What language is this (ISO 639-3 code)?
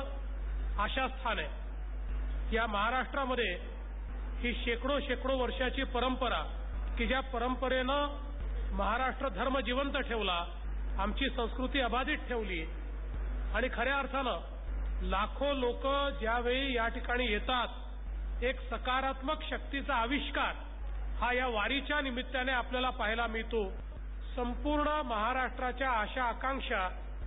mar